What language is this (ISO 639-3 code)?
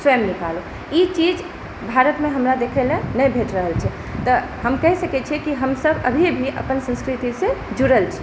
mai